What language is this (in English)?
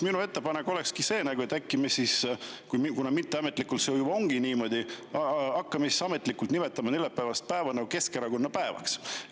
Estonian